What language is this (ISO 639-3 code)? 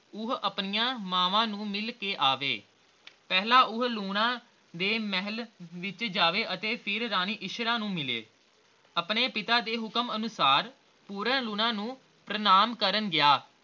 pan